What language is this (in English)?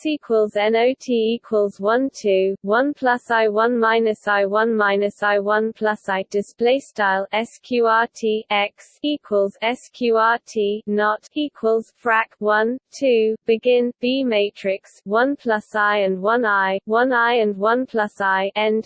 English